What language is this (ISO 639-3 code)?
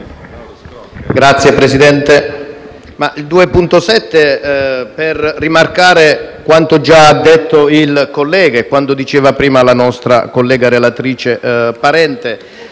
ita